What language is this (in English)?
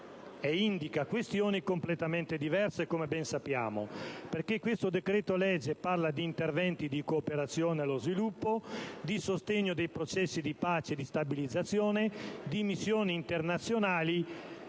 Italian